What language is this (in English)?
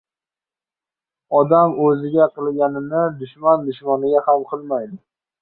Uzbek